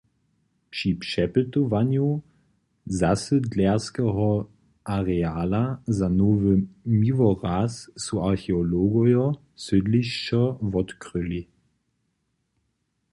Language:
Upper Sorbian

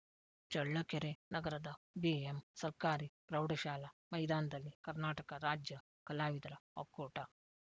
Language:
Kannada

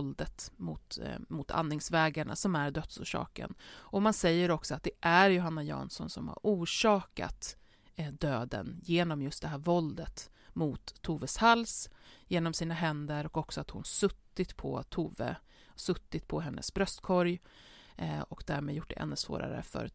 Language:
Swedish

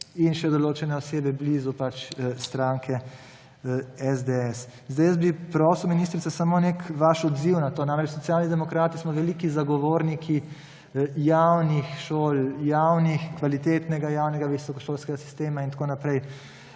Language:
Slovenian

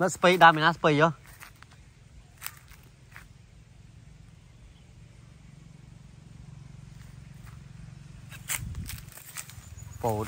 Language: Vietnamese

